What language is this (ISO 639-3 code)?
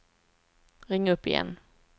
swe